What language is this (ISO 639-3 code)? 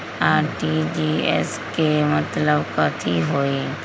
mag